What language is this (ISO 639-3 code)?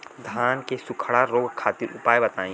bho